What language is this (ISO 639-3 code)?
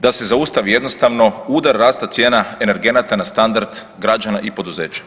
hrv